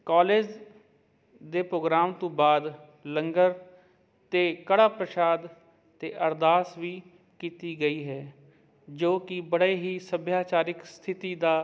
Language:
Punjabi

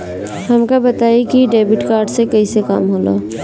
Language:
Bhojpuri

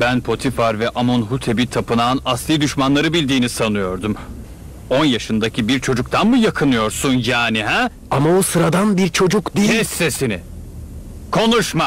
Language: Turkish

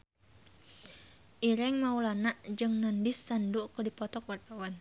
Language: Sundanese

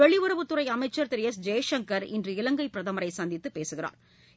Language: Tamil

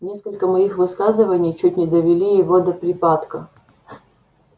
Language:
Russian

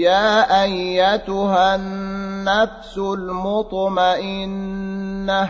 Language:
Arabic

